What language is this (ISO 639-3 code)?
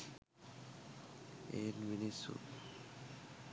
sin